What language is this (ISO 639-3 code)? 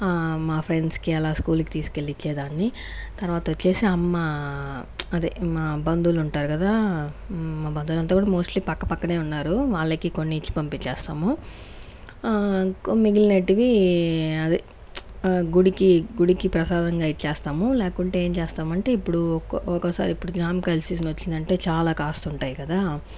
tel